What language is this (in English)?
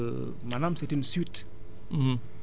Wolof